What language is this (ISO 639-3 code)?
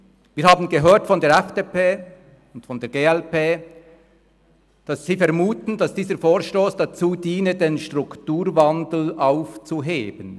gsw